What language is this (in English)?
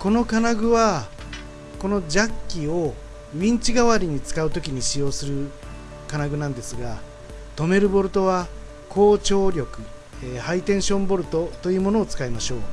Japanese